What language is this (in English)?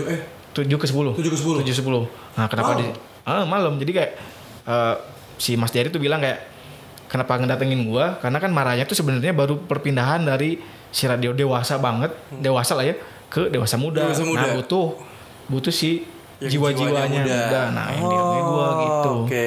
Indonesian